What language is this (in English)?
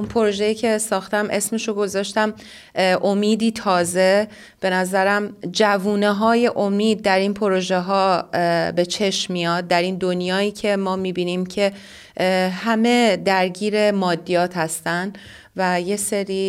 Persian